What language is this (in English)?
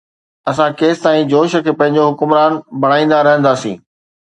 Sindhi